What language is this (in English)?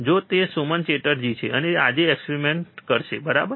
Gujarati